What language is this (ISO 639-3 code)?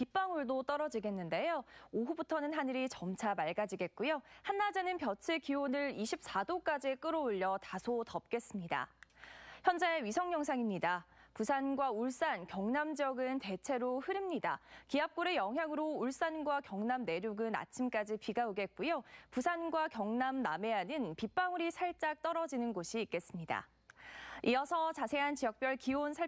kor